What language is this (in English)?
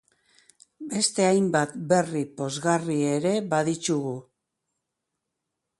Basque